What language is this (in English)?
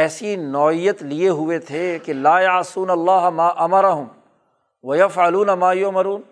Urdu